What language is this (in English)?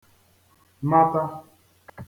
Igbo